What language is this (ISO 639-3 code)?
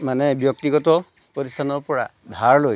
asm